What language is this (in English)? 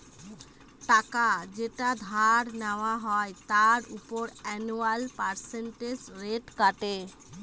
Bangla